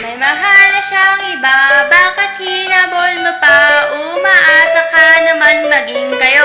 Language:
Indonesian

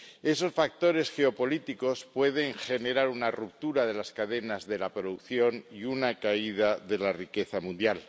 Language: Spanish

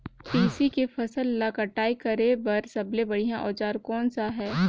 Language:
Chhattisgarhi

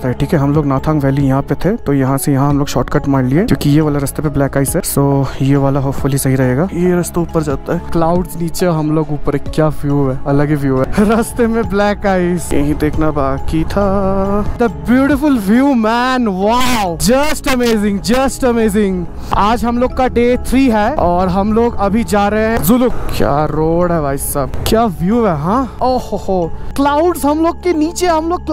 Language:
Hindi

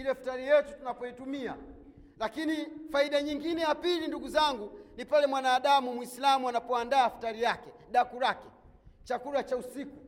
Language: Swahili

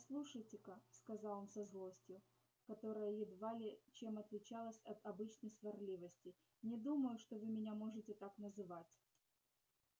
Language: Russian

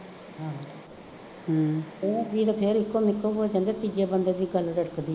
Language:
Punjabi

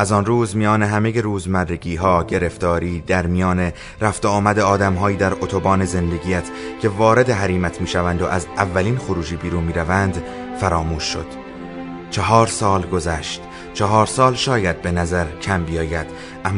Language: Persian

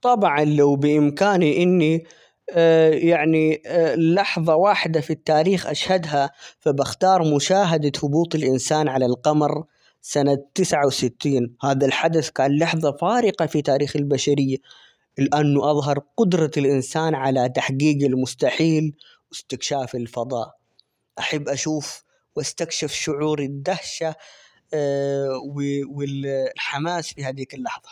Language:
Omani Arabic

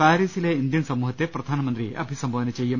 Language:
Malayalam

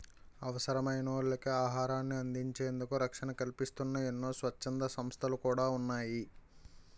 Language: Telugu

